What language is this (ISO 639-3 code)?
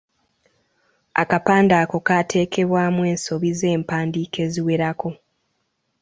lug